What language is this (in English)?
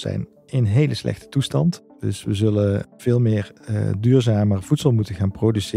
Dutch